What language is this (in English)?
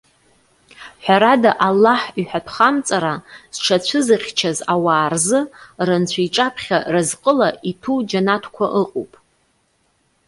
Abkhazian